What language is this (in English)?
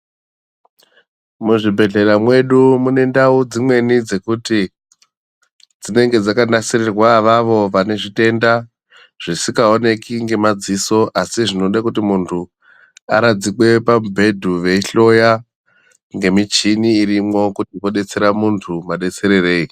Ndau